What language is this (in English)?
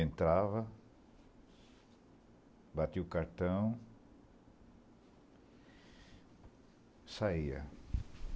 Portuguese